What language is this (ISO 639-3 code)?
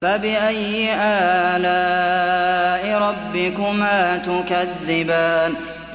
ara